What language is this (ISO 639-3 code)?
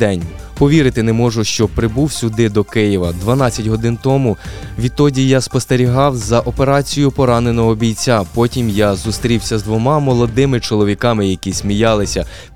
ukr